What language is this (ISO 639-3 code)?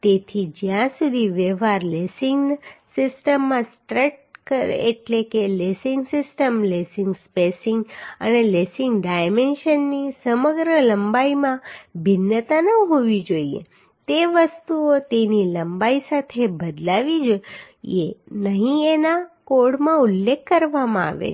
guj